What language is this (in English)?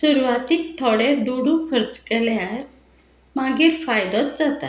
Konkani